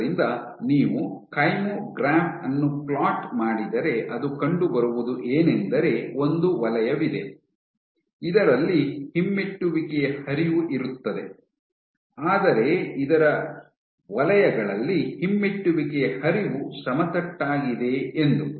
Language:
Kannada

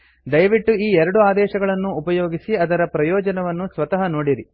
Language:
Kannada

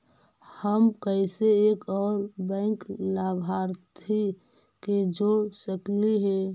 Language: Magahi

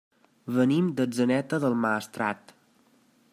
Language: Catalan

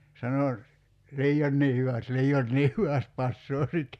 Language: Finnish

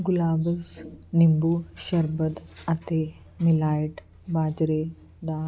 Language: Punjabi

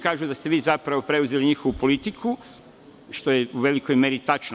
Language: Serbian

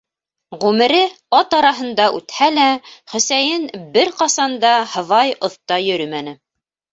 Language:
Bashkir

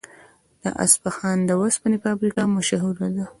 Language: Pashto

